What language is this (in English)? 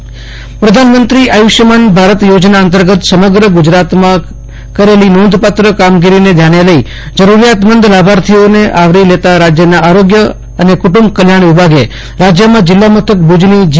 Gujarati